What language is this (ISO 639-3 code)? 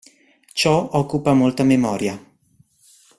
ita